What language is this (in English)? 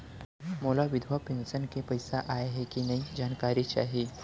Chhattisgarhi